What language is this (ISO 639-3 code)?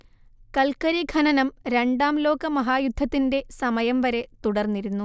mal